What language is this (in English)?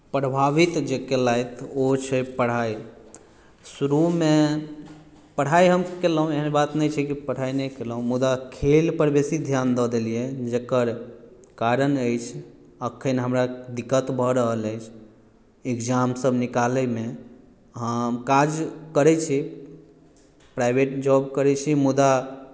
Maithili